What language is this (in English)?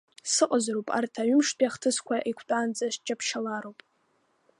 Abkhazian